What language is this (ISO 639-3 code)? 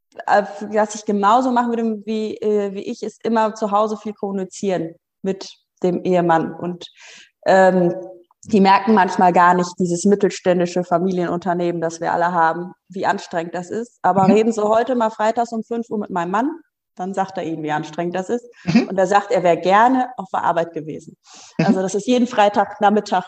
deu